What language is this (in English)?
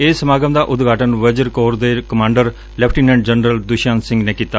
Punjabi